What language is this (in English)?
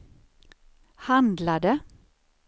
Swedish